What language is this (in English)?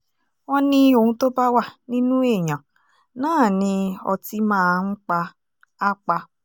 Yoruba